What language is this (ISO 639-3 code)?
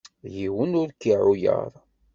kab